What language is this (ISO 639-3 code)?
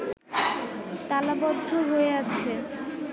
ben